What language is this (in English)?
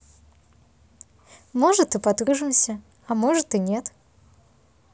Russian